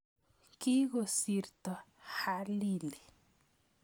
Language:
Kalenjin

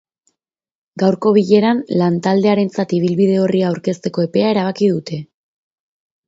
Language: Basque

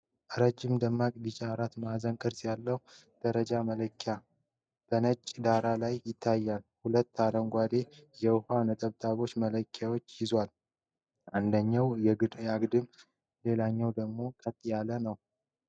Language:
Amharic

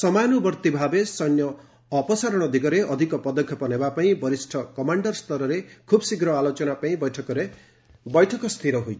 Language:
Odia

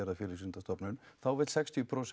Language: Icelandic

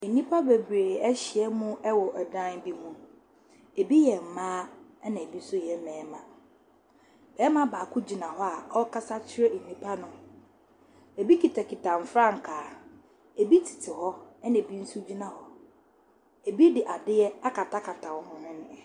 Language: Akan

